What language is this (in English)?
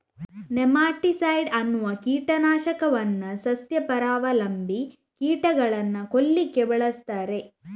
Kannada